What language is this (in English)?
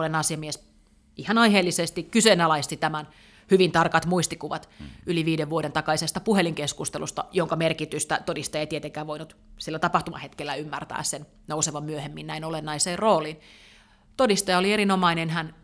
Finnish